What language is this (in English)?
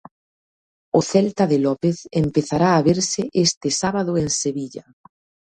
Galician